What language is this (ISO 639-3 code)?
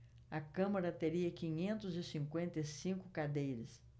por